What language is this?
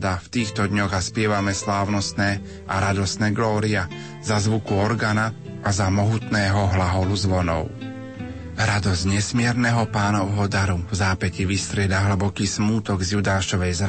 Slovak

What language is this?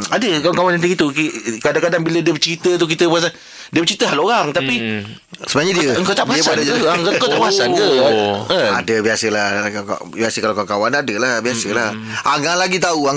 Malay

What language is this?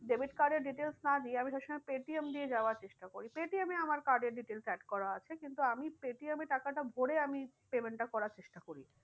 Bangla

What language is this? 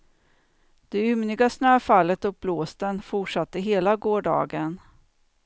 Swedish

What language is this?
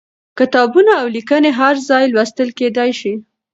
Pashto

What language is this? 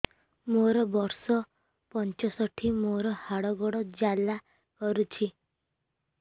Odia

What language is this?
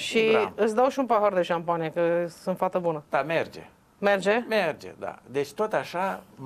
Romanian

